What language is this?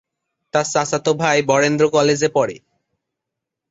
Bangla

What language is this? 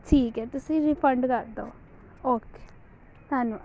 Punjabi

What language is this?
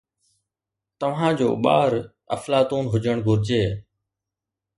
Sindhi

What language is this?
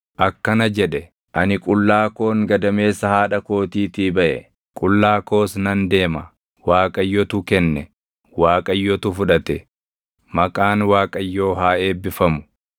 Oromo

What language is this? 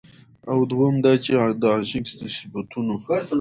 Pashto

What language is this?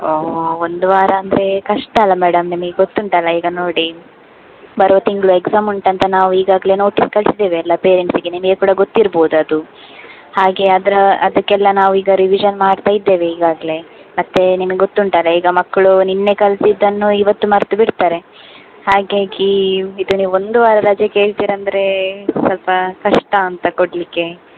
Kannada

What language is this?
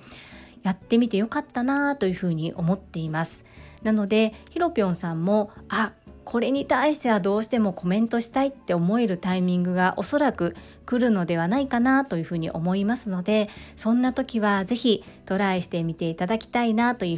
Japanese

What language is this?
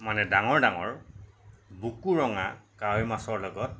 Assamese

